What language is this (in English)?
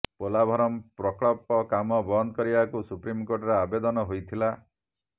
Odia